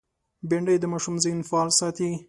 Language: Pashto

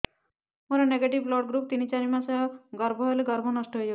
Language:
Odia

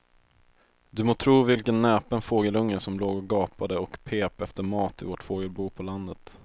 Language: Swedish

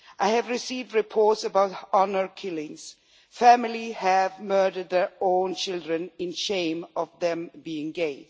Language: English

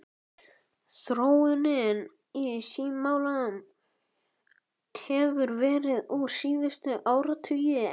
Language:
Icelandic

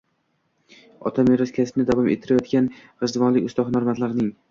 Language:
Uzbek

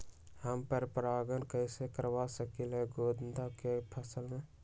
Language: Magahi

